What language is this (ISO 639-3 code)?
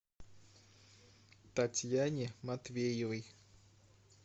rus